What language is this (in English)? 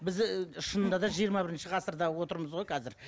Kazakh